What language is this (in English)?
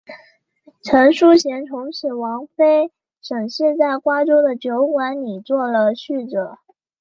Chinese